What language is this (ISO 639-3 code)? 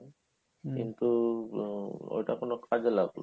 ben